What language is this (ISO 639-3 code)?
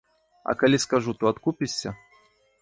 bel